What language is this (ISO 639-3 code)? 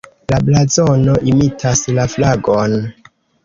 epo